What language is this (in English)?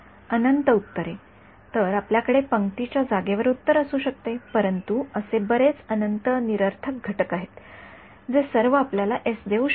Marathi